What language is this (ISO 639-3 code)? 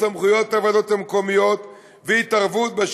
heb